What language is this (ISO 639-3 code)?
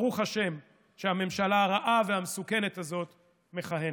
heb